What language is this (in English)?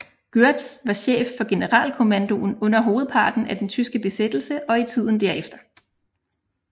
Danish